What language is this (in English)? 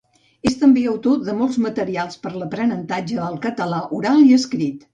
Catalan